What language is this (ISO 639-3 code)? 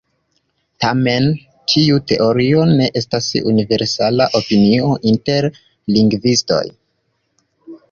epo